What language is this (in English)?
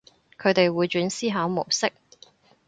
Cantonese